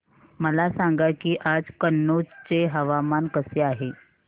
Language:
Marathi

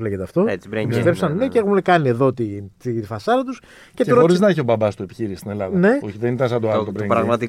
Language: Greek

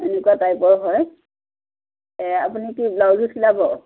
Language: Assamese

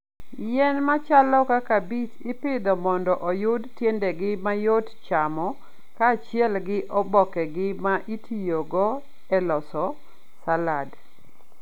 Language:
Luo (Kenya and Tanzania)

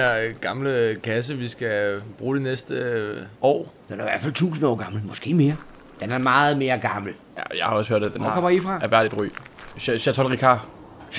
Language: Danish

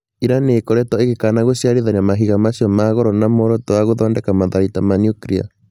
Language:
Kikuyu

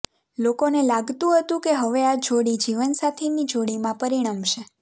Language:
Gujarati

